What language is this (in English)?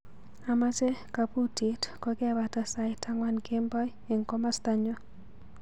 Kalenjin